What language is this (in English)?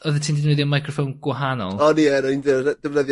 Welsh